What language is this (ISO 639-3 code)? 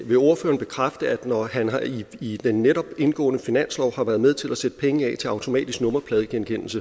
dan